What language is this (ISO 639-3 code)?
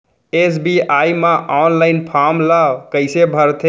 hne